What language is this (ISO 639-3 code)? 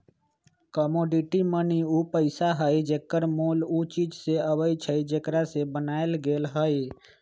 mag